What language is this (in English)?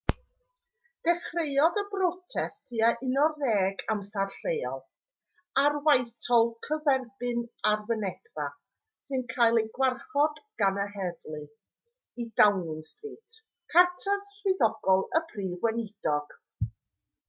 Welsh